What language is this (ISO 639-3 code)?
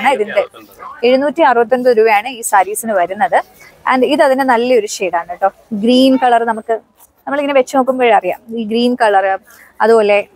mal